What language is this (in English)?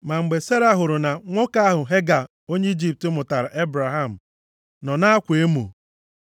Igbo